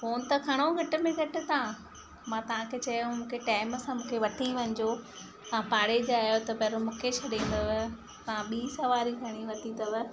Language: Sindhi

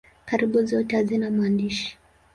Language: Swahili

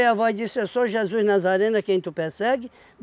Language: Portuguese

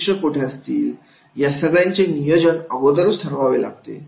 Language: Marathi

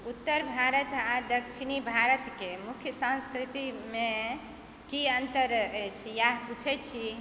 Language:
Maithili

